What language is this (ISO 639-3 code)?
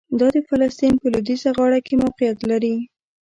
pus